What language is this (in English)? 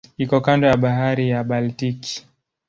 Swahili